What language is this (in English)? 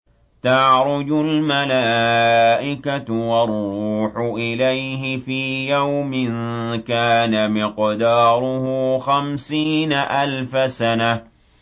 Arabic